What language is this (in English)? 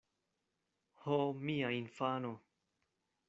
Esperanto